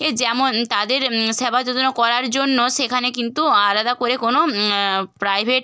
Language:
Bangla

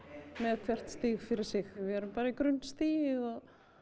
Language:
Icelandic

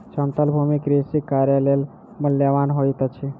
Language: Maithili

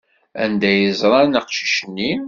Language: Kabyle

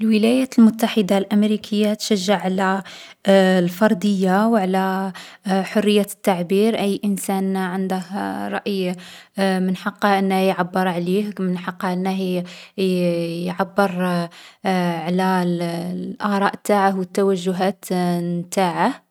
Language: Algerian Arabic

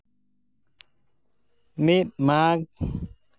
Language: Santali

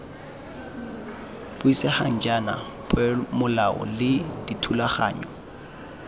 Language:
Tswana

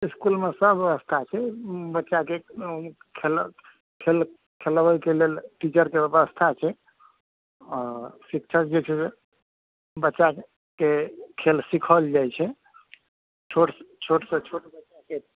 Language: Maithili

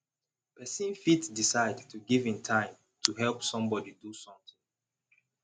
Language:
Nigerian Pidgin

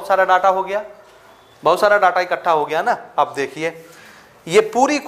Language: Hindi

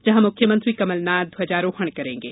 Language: Hindi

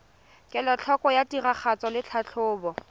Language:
Tswana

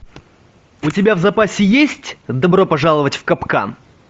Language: Russian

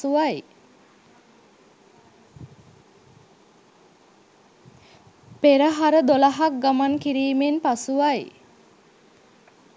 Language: Sinhala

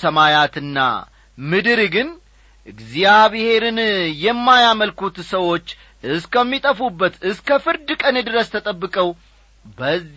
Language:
Amharic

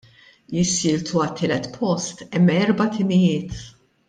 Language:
Maltese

